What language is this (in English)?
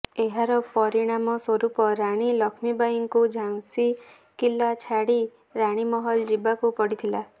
Odia